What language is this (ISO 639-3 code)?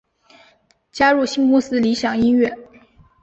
zho